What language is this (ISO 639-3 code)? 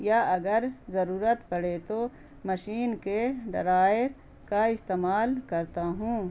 urd